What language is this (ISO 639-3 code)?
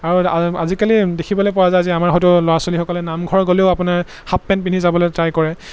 asm